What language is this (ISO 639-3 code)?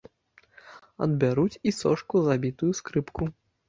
bel